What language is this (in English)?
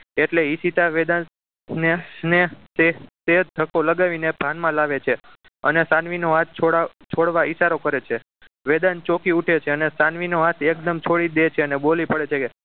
Gujarati